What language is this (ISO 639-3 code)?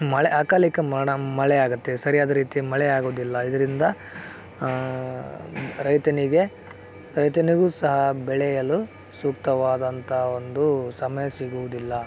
kan